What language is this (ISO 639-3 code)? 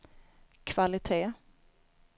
swe